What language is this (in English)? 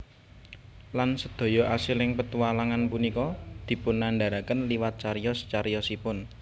Javanese